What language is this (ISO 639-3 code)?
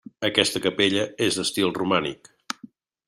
cat